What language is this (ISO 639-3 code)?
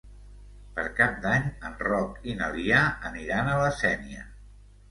cat